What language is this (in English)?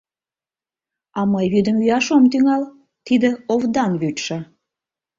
Mari